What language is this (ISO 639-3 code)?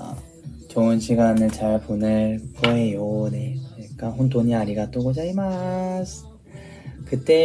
kor